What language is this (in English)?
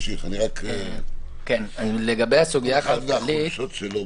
Hebrew